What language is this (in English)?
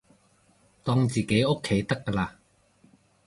Cantonese